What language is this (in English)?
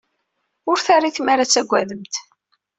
Kabyle